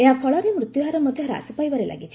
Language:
Odia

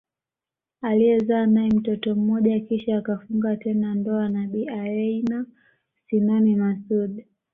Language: Swahili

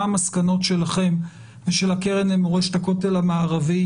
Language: Hebrew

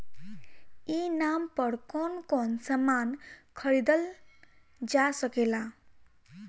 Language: Bhojpuri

